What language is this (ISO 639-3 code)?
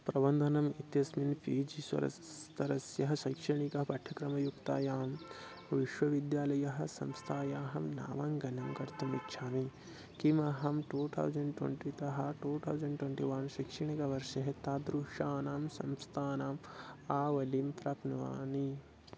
san